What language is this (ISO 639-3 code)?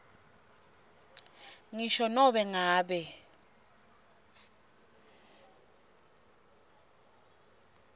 ssw